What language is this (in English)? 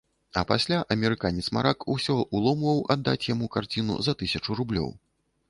Belarusian